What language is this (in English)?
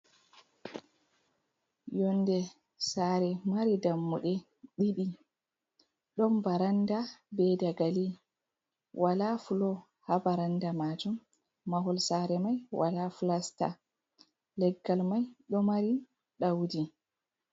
Fula